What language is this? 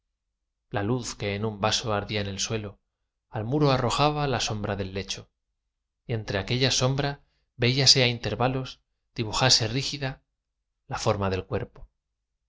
Spanish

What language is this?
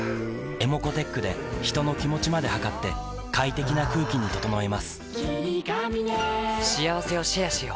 Japanese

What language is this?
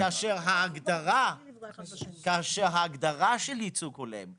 Hebrew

